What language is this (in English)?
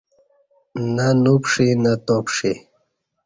Kati